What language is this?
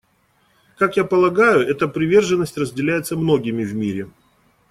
Russian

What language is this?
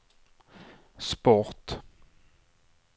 Swedish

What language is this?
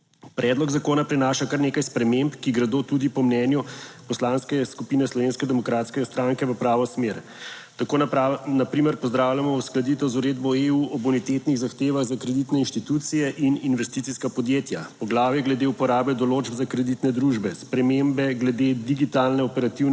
Slovenian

